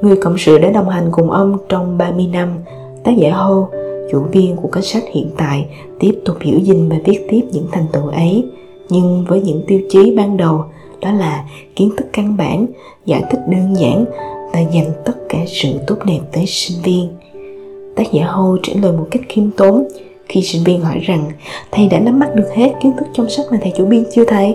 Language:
Vietnamese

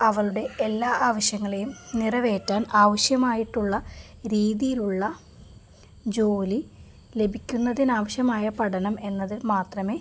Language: Malayalam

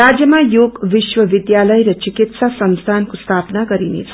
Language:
Nepali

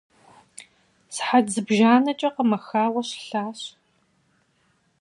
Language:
Kabardian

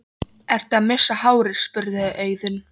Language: Icelandic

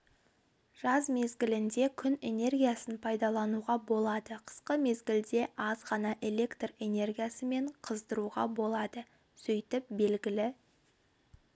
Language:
Kazakh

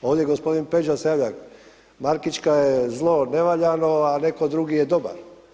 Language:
Croatian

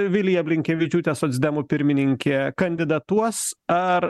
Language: Lithuanian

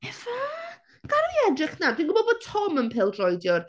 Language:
Welsh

